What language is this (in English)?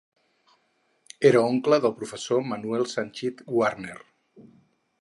Catalan